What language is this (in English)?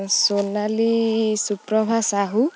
Odia